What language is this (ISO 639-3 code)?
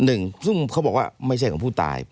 tha